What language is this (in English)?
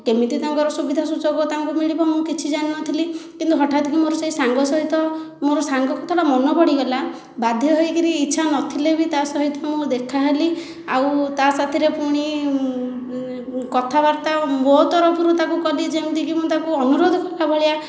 Odia